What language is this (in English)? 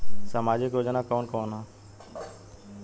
Bhojpuri